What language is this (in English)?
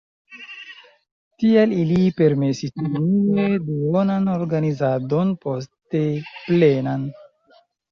Esperanto